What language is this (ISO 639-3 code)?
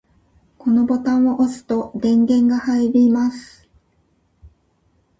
jpn